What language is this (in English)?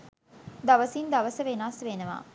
Sinhala